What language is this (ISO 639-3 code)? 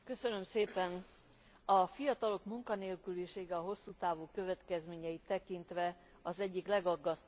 hun